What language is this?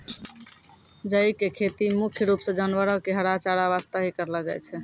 Maithili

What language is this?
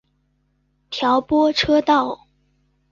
Chinese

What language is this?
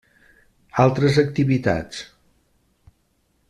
Catalan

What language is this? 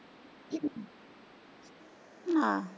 Punjabi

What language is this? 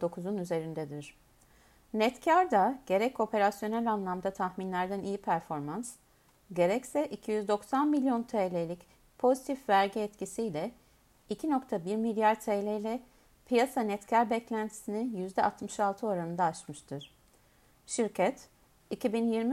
Turkish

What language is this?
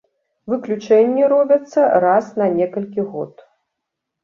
Belarusian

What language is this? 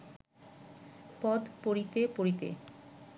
Bangla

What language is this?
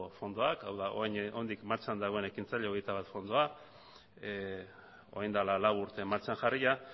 Basque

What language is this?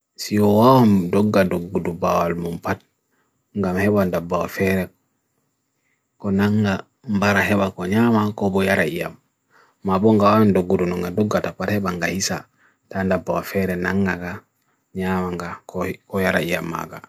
Bagirmi Fulfulde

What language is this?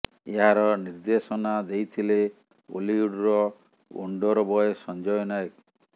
Odia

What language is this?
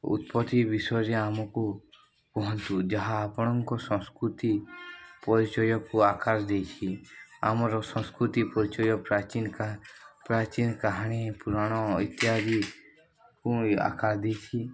Odia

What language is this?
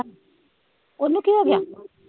Punjabi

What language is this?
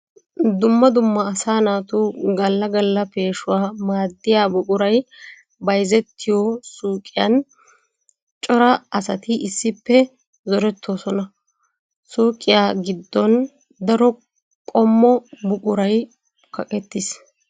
Wolaytta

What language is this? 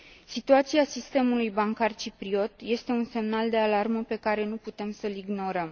Romanian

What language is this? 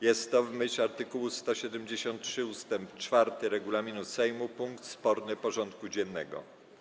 Polish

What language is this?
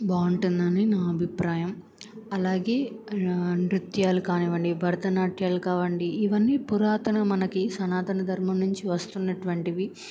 Telugu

